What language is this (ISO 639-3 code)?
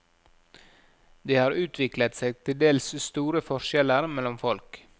nor